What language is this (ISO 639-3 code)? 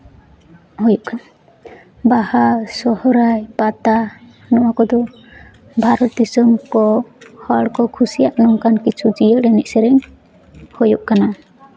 sat